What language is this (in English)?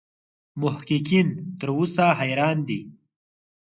Pashto